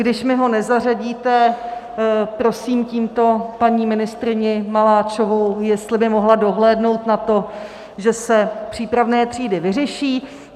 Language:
Czech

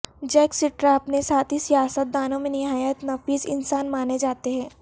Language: Urdu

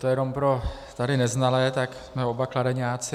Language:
Czech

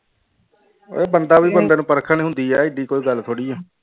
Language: Punjabi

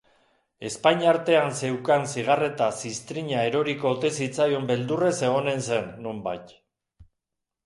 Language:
Basque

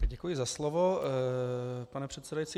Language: Czech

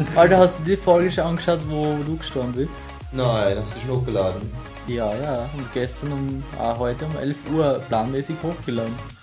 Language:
German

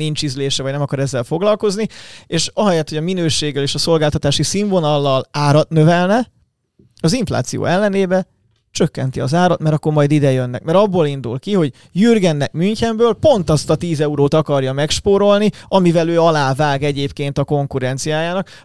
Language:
Hungarian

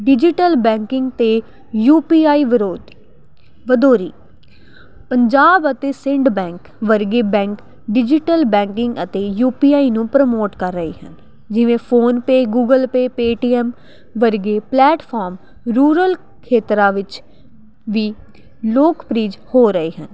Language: Punjabi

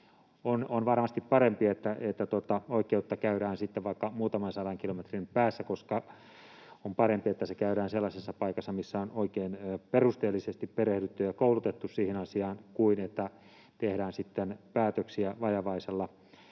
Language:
Finnish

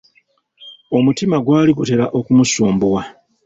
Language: Ganda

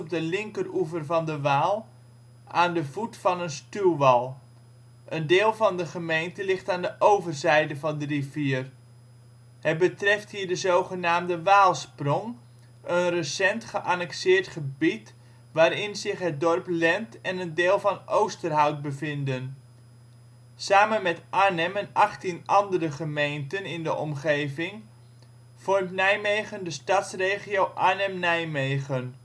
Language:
Dutch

